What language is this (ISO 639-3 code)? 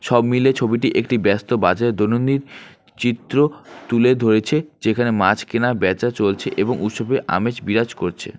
ben